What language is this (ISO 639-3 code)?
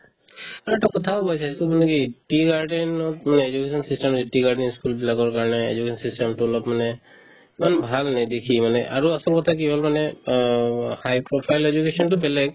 asm